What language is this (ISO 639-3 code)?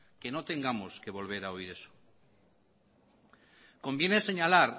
spa